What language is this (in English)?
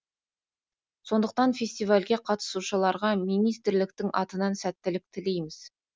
Kazakh